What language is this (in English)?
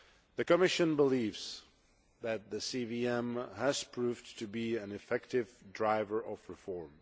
English